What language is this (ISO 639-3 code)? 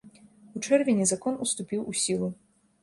bel